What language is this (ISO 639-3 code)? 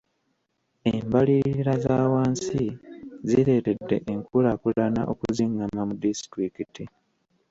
lug